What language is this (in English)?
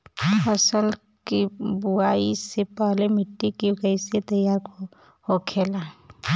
Bhojpuri